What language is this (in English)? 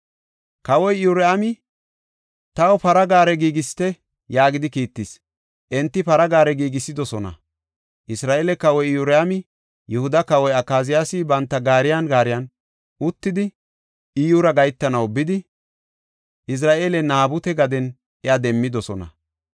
Gofa